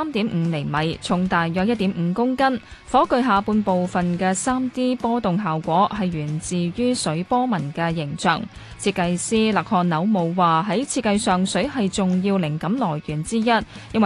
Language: Chinese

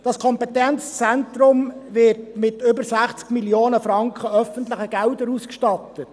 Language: Swiss German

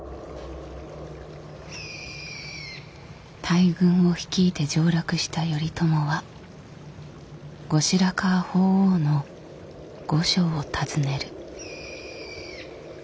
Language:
Japanese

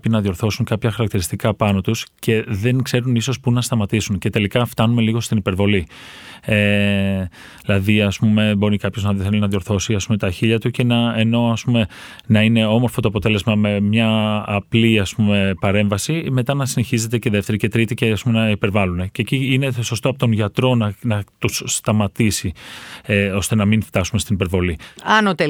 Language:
Greek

